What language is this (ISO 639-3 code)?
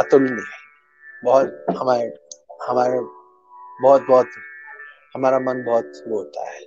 hin